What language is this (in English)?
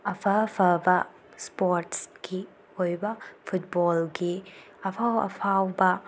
Manipuri